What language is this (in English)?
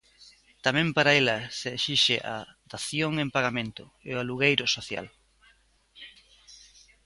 Galician